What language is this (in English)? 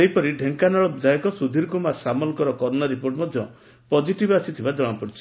Odia